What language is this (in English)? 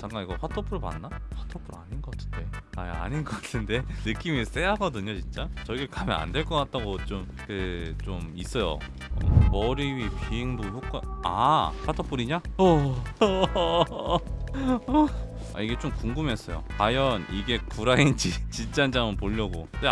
Korean